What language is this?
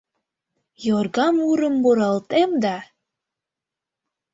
Mari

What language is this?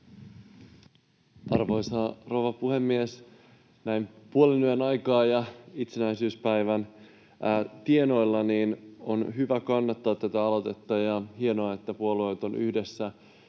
Finnish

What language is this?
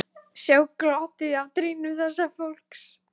Icelandic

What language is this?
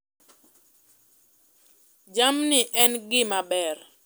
Luo (Kenya and Tanzania)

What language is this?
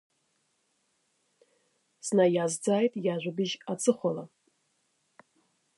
Abkhazian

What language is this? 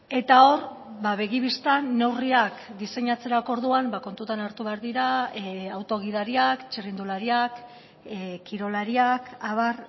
Basque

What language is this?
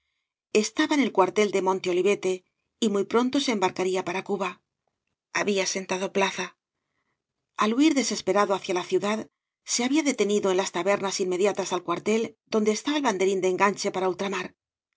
Spanish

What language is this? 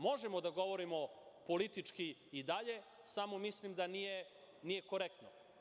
Serbian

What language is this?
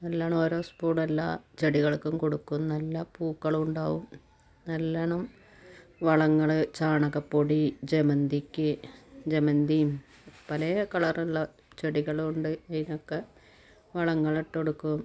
Malayalam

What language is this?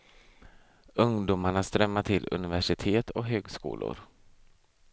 Swedish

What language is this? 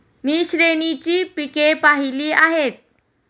Marathi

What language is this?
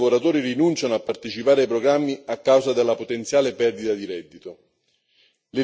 Italian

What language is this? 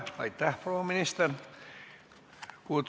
Estonian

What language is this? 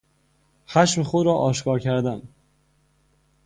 Persian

